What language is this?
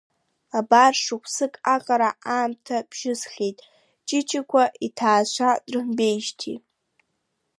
Abkhazian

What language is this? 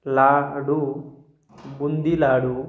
Marathi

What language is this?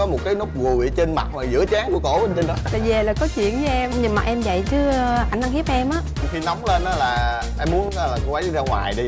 Vietnamese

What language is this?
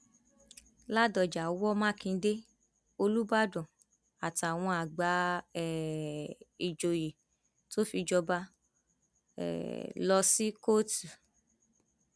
Yoruba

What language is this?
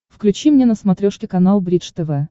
Russian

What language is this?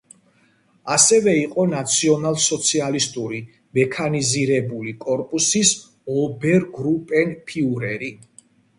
Georgian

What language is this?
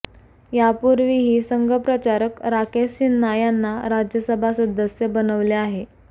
Marathi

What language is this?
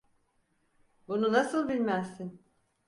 Turkish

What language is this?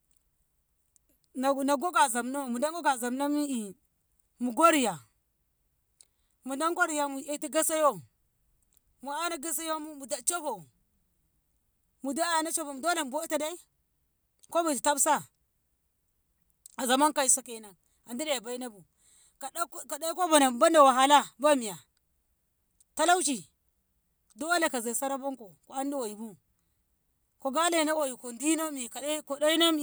Ngamo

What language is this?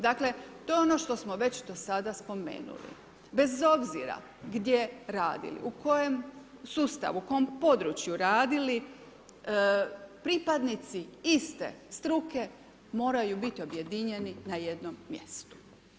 Croatian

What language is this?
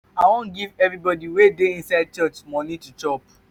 Nigerian Pidgin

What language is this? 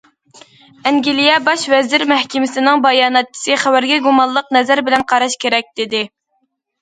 Uyghur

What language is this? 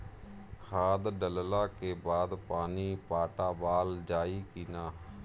Bhojpuri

